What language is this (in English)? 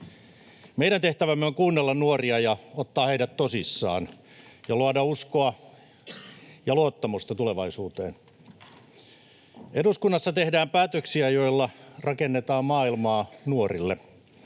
Finnish